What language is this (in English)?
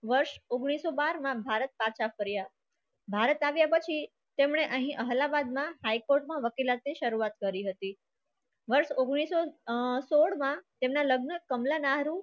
Gujarati